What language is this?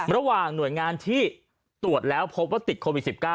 Thai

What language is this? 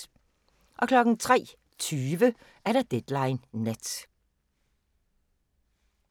Danish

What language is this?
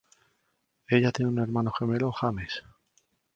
Spanish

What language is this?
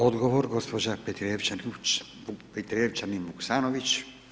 Croatian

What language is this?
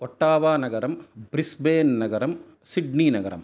Sanskrit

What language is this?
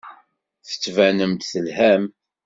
Kabyle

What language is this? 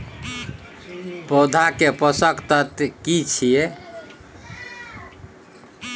Maithili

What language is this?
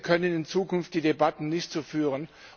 German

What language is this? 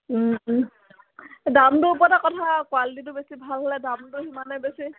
Assamese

